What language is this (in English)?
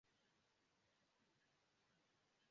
Esperanto